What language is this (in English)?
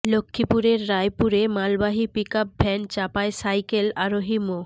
Bangla